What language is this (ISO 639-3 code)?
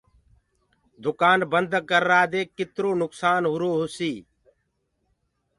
ggg